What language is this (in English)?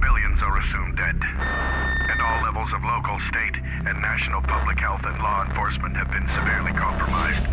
Persian